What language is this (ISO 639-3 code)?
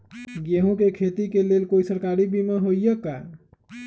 mag